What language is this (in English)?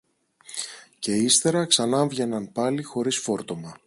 Greek